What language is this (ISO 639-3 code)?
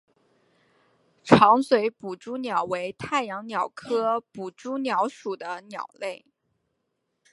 zho